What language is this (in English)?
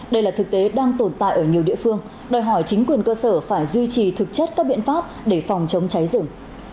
Vietnamese